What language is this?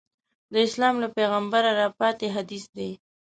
Pashto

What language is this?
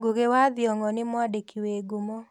Kikuyu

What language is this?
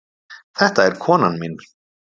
Icelandic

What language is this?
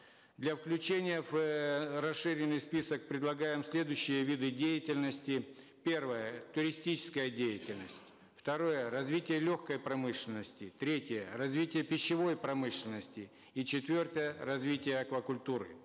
Kazakh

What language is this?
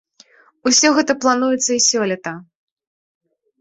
Belarusian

